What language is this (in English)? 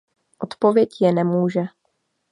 Czech